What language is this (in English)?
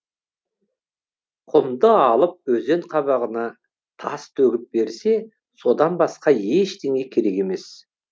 Kazakh